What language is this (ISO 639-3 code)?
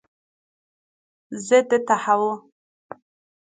fas